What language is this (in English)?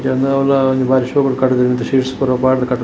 Tulu